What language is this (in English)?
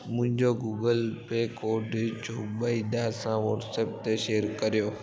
Sindhi